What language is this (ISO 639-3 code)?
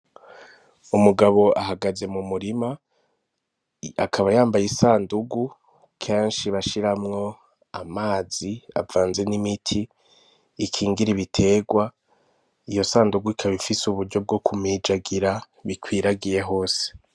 run